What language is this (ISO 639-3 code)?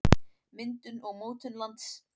isl